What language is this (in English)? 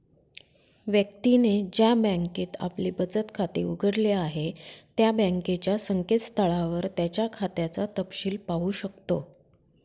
Marathi